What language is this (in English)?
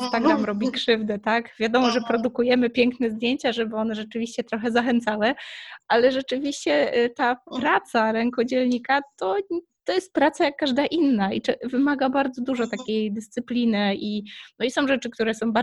Polish